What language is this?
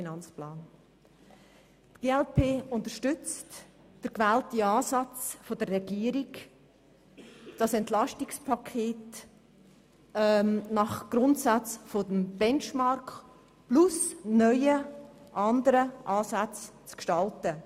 Swiss German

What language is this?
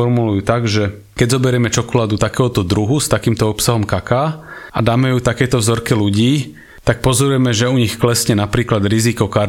Slovak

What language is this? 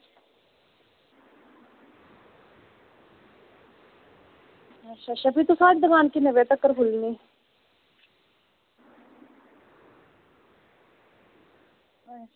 Dogri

